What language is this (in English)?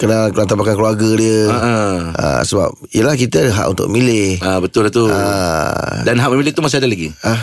Malay